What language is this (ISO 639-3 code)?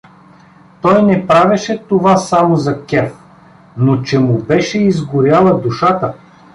bul